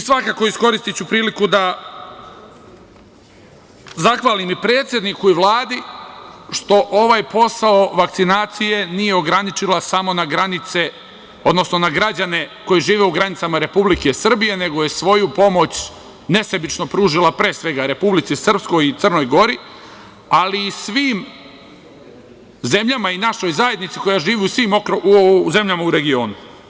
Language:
Serbian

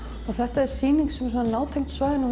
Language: Icelandic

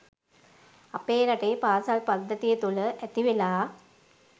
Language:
Sinhala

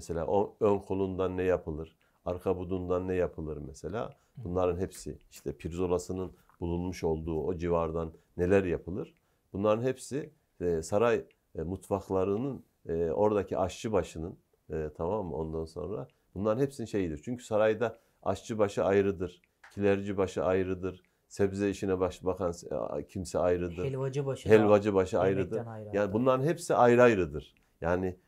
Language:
Turkish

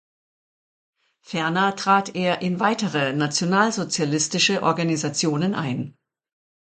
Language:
German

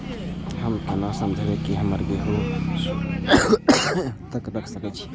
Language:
Maithili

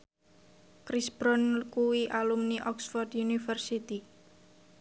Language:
Javanese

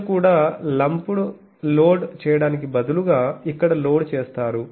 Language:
Telugu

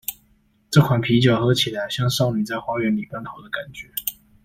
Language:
Chinese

